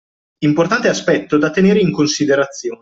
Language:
Italian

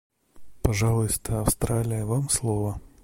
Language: Russian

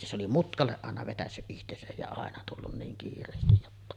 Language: Finnish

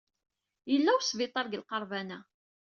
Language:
Kabyle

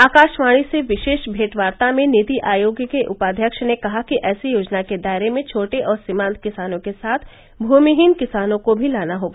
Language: Hindi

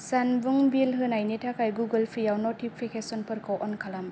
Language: Bodo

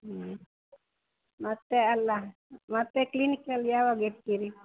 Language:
Kannada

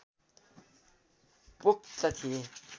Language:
Nepali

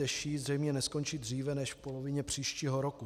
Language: Czech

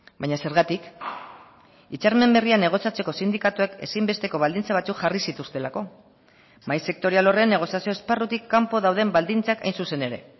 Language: Basque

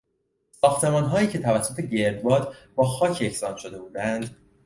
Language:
Persian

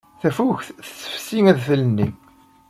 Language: Kabyle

